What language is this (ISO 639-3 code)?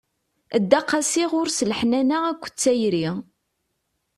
kab